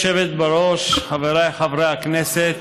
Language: Hebrew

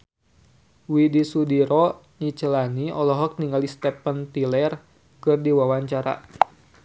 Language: Sundanese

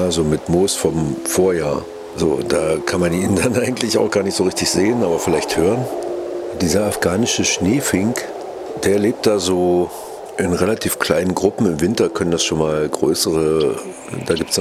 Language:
German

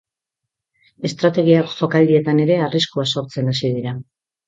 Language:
Basque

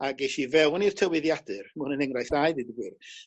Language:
Welsh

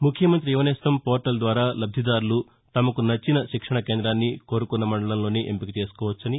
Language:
Telugu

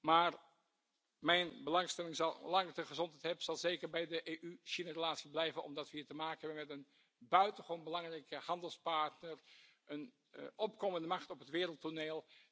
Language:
Dutch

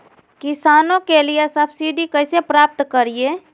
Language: Magahi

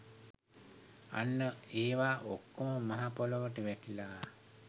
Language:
Sinhala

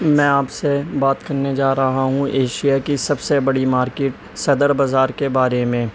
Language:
Urdu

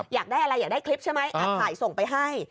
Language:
Thai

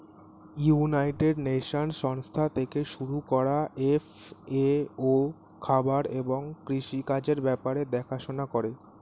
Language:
Bangla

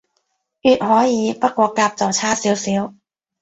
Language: Cantonese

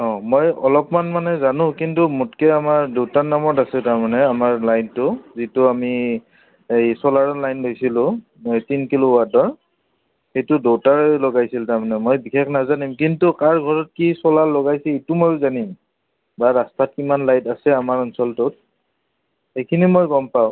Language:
Assamese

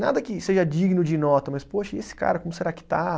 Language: Portuguese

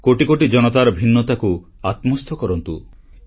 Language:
Odia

